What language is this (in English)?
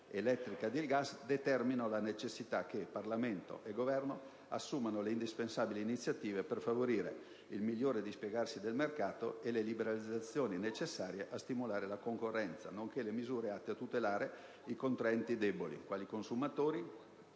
Italian